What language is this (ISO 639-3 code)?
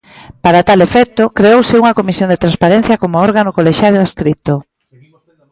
glg